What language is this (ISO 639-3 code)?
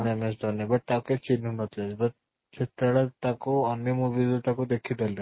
ori